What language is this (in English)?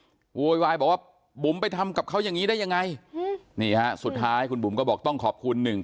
Thai